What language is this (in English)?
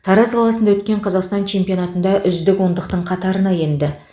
Kazakh